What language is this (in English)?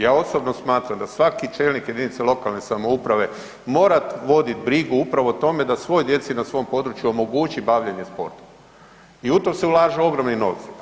Croatian